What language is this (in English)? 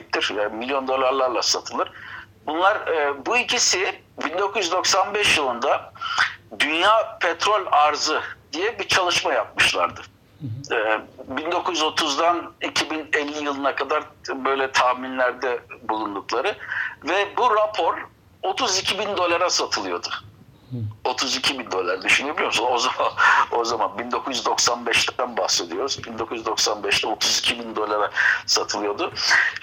Turkish